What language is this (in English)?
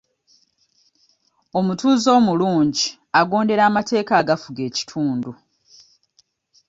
Ganda